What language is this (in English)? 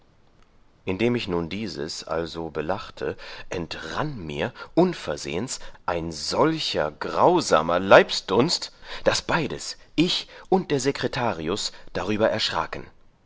German